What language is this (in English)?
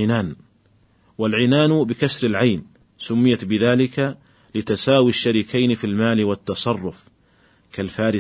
Arabic